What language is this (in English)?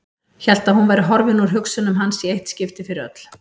Icelandic